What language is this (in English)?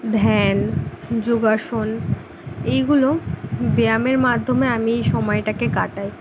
Bangla